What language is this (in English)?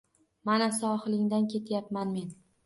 Uzbek